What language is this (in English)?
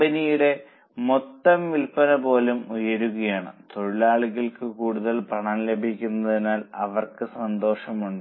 Malayalam